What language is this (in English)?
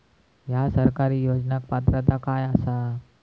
Marathi